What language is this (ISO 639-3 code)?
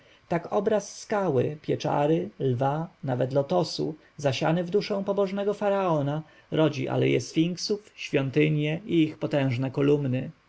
pol